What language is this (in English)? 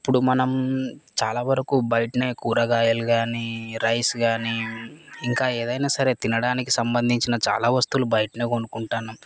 Telugu